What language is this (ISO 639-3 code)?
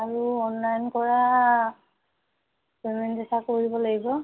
asm